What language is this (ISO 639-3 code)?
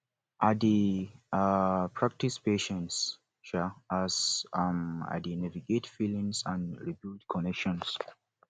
pcm